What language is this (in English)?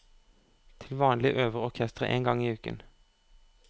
Norwegian